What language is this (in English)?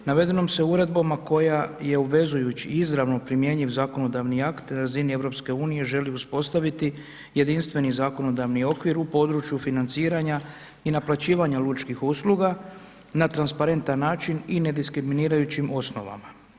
Croatian